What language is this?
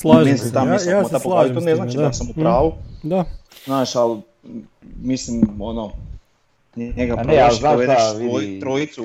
Croatian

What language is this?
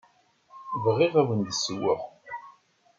Kabyle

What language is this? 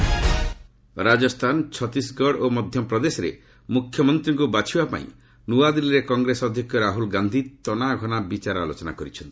Odia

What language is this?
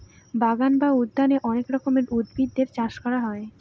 Bangla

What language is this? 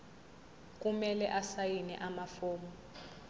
Zulu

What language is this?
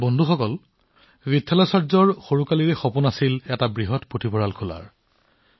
Assamese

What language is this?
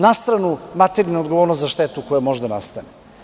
Serbian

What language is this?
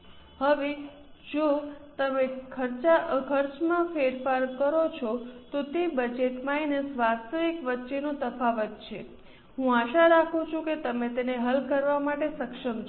Gujarati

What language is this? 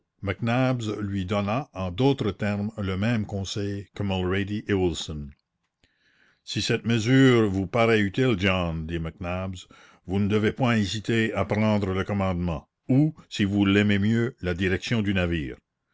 French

